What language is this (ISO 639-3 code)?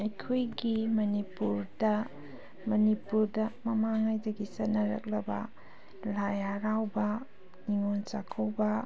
mni